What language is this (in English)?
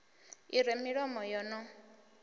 Venda